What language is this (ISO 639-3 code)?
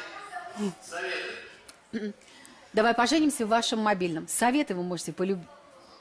rus